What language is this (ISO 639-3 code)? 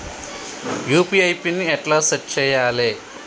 tel